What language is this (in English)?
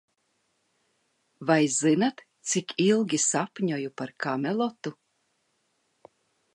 Latvian